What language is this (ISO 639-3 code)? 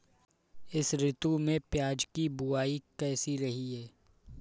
hin